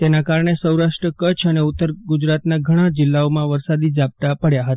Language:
Gujarati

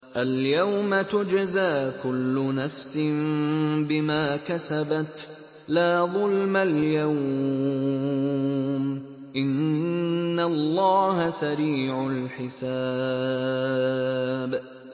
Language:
Arabic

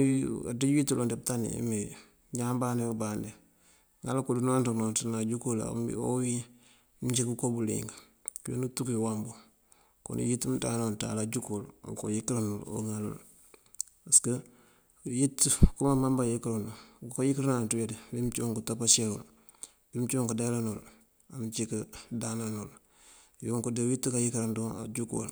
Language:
Mandjak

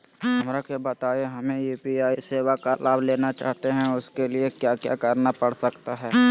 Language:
Magahi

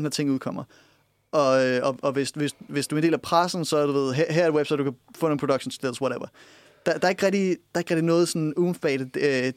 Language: Danish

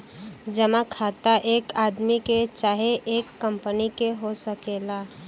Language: Bhojpuri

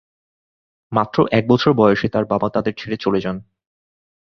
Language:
Bangla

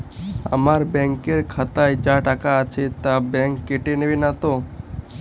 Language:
Bangla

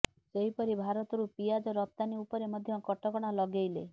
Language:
Odia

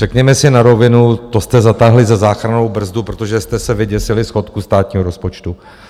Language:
Czech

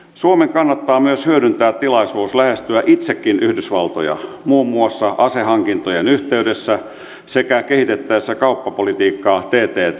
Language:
Finnish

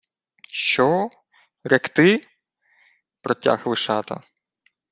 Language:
Ukrainian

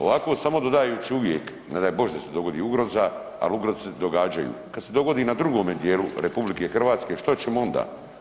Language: Croatian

